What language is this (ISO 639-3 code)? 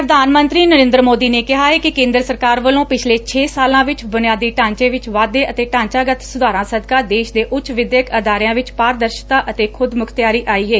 pan